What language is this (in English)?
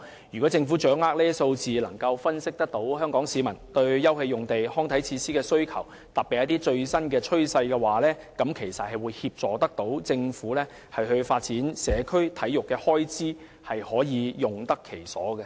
Cantonese